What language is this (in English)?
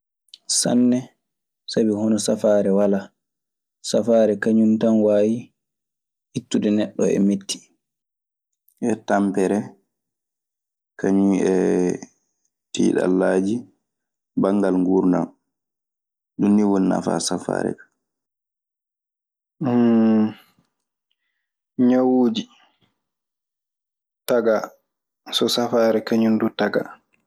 Maasina Fulfulde